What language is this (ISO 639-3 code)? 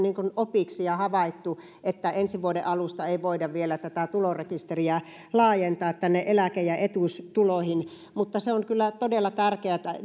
fin